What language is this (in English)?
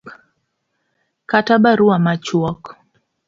Luo (Kenya and Tanzania)